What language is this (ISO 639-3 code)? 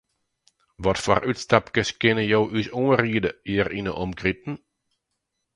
fry